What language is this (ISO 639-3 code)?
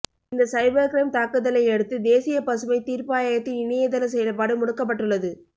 tam